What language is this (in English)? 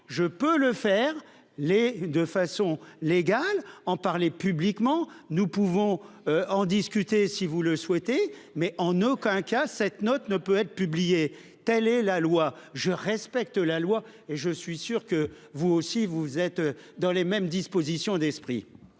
French